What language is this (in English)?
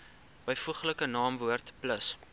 Afrikaans